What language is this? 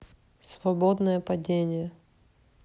Russian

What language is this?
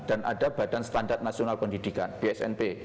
Indonesian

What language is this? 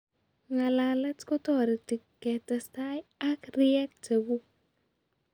Kalenjin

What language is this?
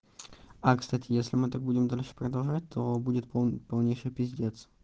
Russian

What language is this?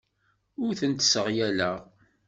Kabyle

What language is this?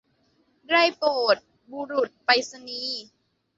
Thai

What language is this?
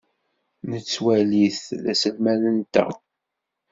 Kabyle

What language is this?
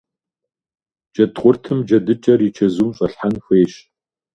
Kabardian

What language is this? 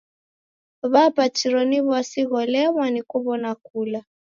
Taita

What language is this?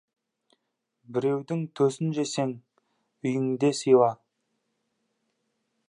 Kazakh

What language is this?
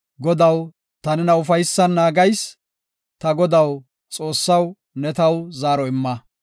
Gofa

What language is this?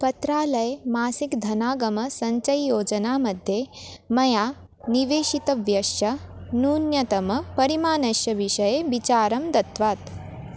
Sanskrit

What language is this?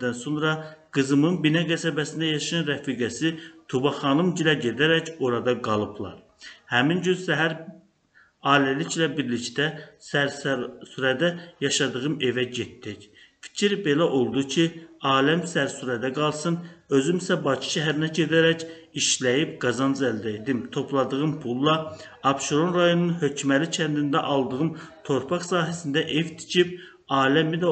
Turkish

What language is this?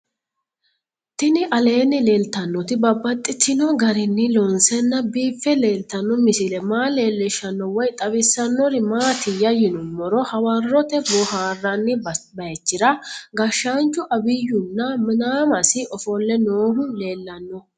Sidamo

